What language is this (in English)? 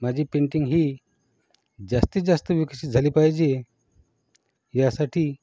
Marathi